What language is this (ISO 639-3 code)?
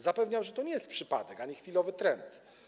pol